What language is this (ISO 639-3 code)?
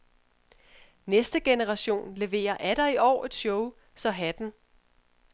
dan